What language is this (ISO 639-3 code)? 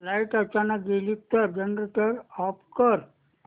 mar